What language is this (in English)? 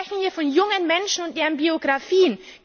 German